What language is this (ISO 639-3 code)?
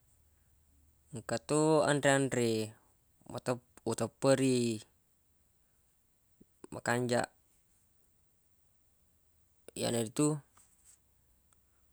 bug